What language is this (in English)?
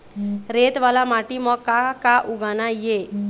Chhattisgarhi